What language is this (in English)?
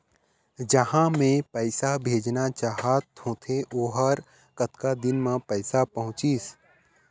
Chhattisgarhi